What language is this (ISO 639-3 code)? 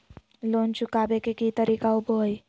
mag